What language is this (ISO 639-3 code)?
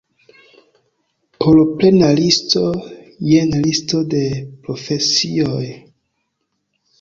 epo